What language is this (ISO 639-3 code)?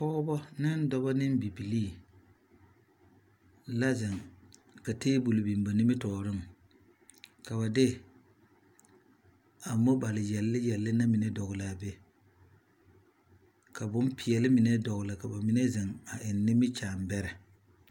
dga